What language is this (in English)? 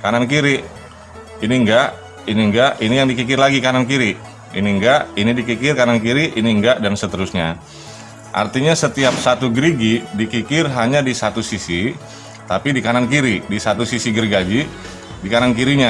Indonesian